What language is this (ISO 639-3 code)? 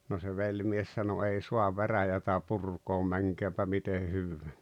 fin